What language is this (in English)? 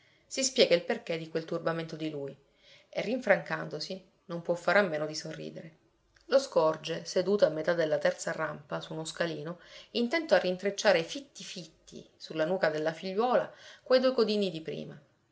Italian